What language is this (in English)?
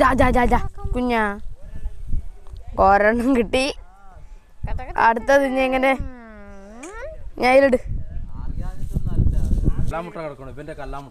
Indonesian